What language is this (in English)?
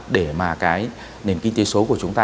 Vietnamese